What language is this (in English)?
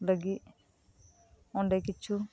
Santali